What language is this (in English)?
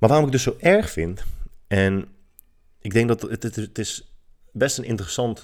Dutch